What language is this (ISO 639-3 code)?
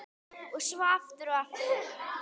isl